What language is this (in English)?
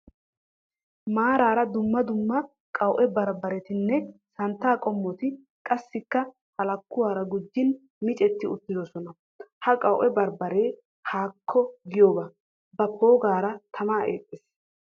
Wolaytta